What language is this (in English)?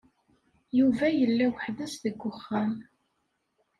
Kabyle